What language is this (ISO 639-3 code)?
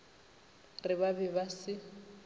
nso